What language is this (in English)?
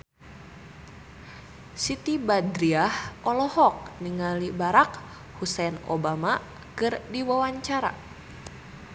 Sundanese